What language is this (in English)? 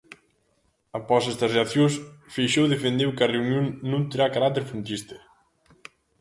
Galician